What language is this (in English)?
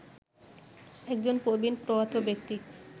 Bangla